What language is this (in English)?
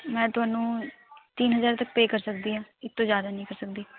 Punjabi